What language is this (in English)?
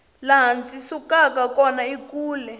Tsonga